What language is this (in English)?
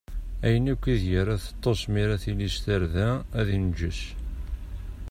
Kabyle